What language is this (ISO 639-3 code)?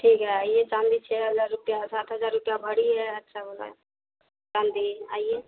hin